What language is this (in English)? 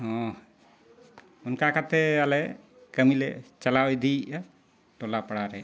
Santali